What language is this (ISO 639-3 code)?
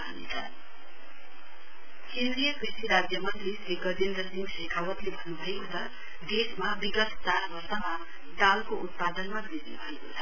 nep